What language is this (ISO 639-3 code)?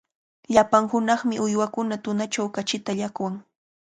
qvl